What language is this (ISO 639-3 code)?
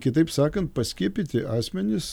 lit